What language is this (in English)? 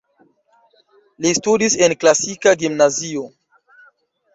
Esperanto